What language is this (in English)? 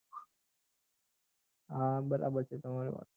Gujarati